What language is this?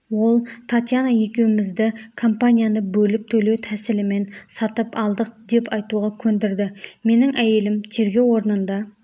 Kazakh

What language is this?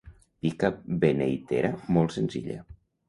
Catalan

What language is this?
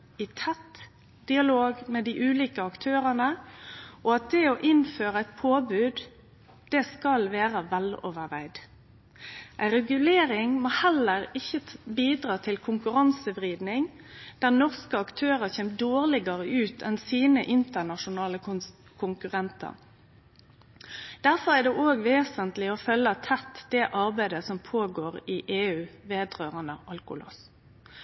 Norwegian Nynorsk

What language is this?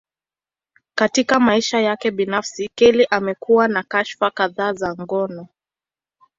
Swahili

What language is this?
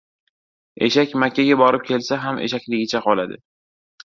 Uzbek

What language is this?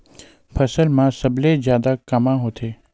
Chhattisgarhi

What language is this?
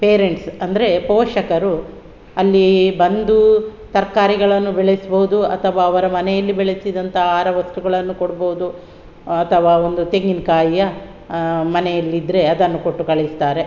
Kannada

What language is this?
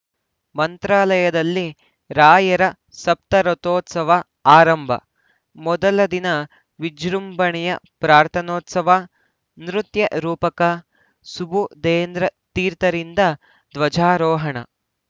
Kannada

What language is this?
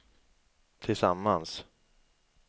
Swedish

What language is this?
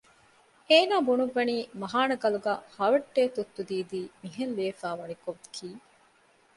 Divehi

